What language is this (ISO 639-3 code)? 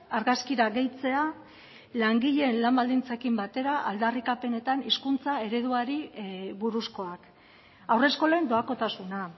eus